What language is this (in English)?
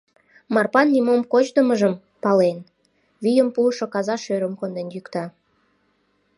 Mari